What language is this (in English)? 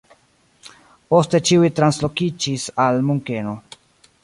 Esperanto